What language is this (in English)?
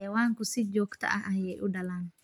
Somali